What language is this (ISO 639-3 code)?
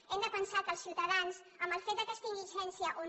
cat